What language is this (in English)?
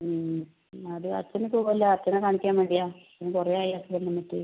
Malayalam